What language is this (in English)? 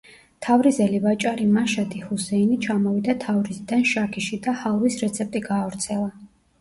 Georgian